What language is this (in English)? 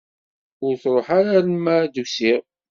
Kabyle